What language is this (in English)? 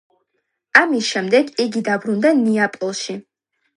Georgian